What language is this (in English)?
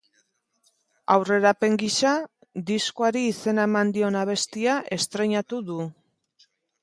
Basque